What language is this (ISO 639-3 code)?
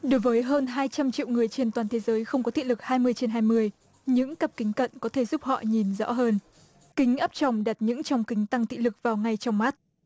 vie